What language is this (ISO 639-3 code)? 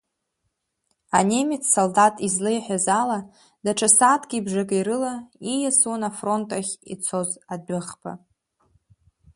abk